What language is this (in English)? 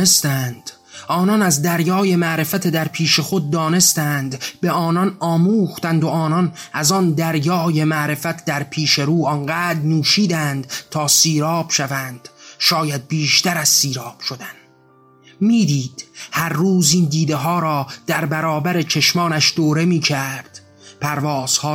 Persian